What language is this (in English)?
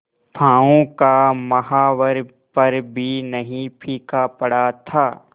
Hindi